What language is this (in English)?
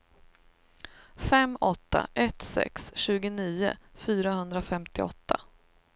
Swedish